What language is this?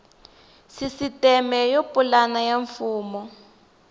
Tsonga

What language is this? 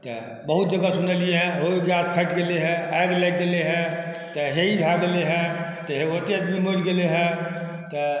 Maithili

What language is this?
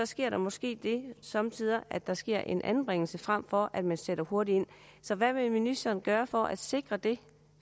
Danish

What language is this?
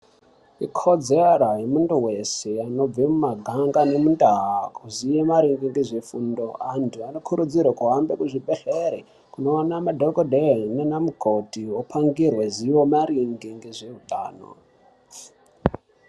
Ndau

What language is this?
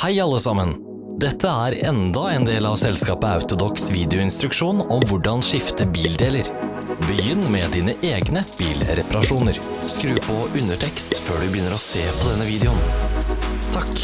Norwegian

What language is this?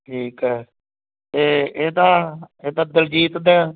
Punjabi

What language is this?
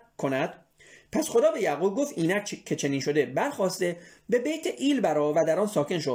Persian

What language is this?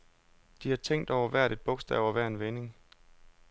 Danish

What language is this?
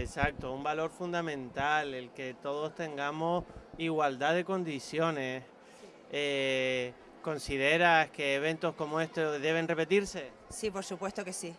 Spanish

